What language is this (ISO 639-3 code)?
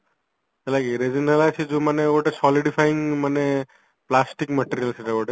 ori